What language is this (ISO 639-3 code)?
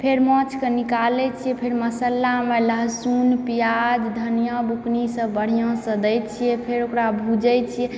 mai